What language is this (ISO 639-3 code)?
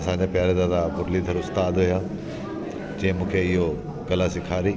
snd